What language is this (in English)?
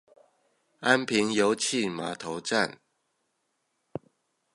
Chinese